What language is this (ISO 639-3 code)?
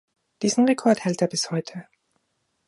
deu